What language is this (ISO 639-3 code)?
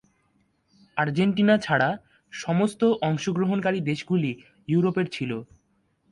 ben